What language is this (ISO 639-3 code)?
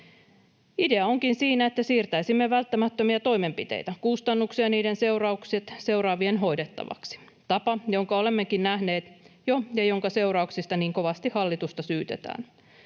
fin